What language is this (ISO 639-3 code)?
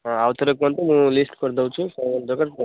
ori